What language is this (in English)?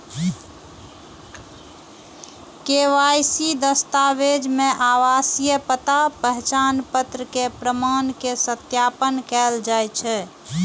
Maithili